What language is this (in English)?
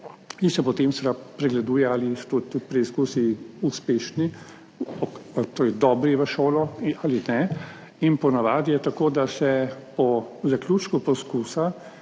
Slovenian